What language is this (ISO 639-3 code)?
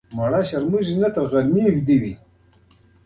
pus